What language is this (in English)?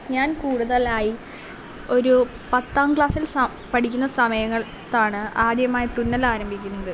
Malayalam